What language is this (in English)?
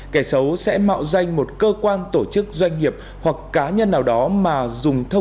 Vietnamese